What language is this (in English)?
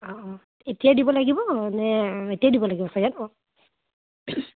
Assamese